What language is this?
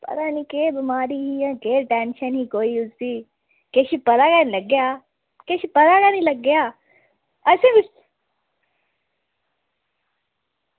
Dogri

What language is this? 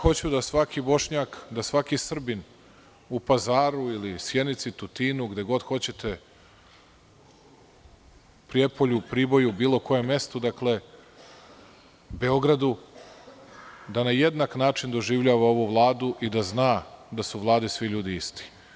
Serbian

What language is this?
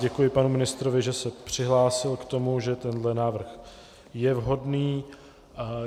Czech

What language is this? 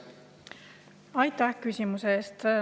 Estonian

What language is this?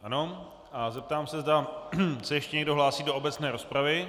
Czech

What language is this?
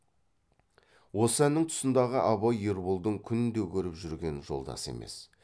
Kazakh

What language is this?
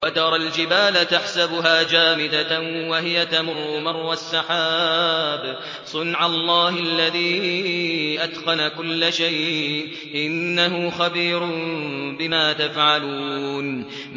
Arabic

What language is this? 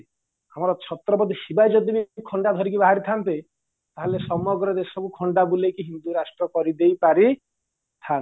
Odia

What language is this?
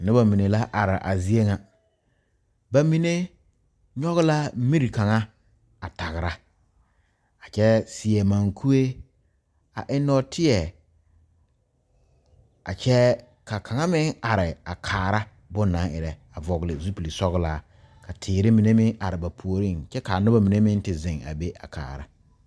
Southern Dagaare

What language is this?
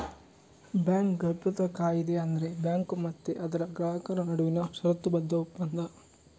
Kannada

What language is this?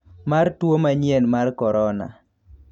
Luo (Kenya and Tanzania)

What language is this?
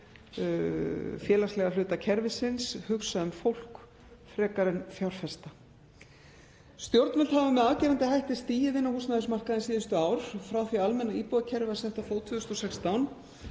Icelandic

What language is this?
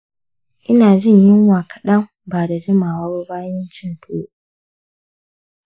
Hausa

